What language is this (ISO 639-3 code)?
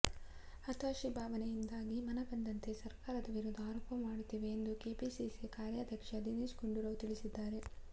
kan